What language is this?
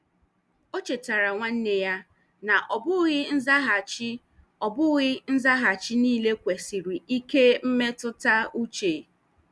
Igbo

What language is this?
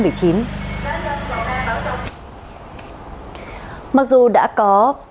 Vietnamese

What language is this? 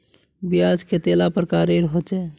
Magahi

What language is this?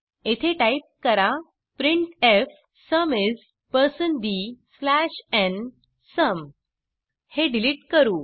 Marathi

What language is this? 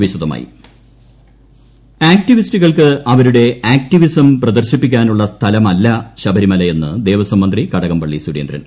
Malayalam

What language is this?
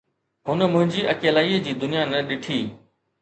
Sindhi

